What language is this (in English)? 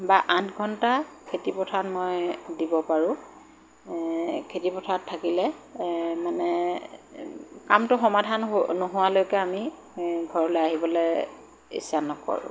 Assamese